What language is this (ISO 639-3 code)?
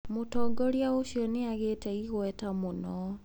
kik